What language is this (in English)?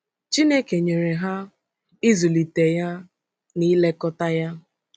Igbo